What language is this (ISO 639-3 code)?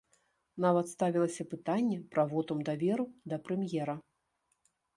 bel